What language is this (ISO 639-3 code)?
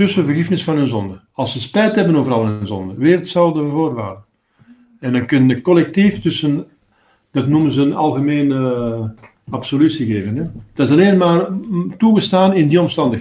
nld